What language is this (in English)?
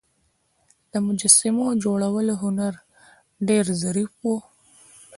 Pashto